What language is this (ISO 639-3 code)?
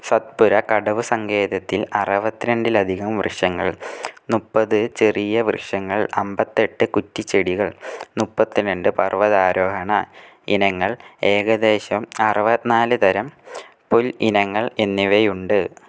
mal